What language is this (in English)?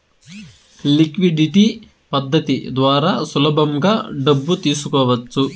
Telugu